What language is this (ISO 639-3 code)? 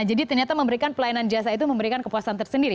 ind